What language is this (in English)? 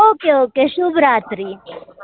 Gujarati